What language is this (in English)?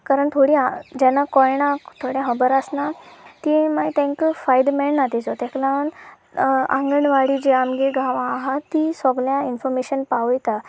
Konkani